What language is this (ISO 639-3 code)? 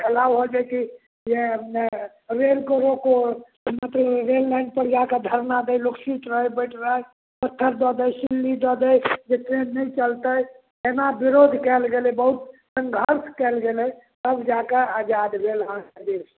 mai